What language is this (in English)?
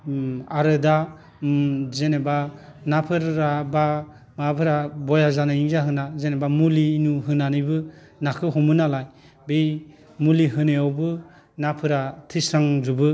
Bodo